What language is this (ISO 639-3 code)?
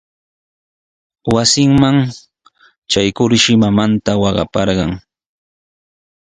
qws